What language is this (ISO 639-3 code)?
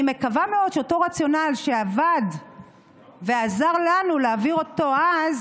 heb